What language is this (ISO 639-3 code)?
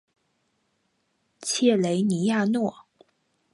zho